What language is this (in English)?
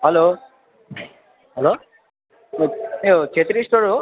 Nepali